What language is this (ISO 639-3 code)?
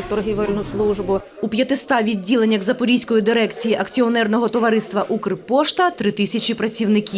ukr